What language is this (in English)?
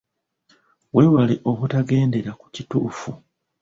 Ganda